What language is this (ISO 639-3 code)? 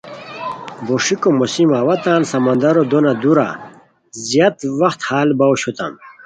khw